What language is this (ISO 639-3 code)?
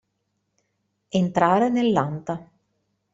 ita